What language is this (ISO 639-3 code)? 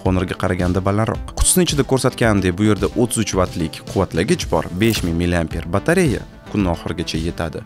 tur